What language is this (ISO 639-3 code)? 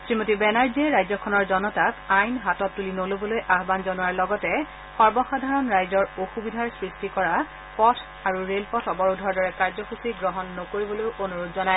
asm